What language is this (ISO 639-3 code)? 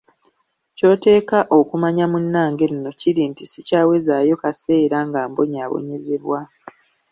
lug